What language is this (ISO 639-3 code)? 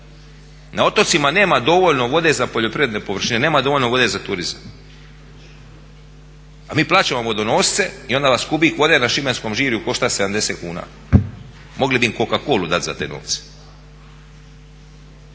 hrv